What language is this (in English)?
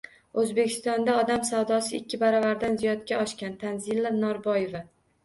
Uzbek